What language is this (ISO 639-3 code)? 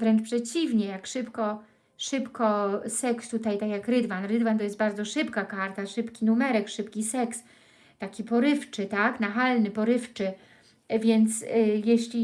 pol